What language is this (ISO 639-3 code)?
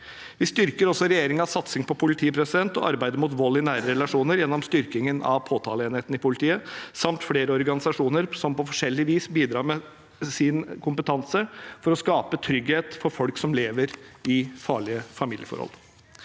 nor